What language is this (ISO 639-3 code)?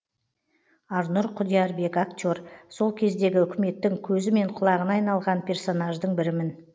kaz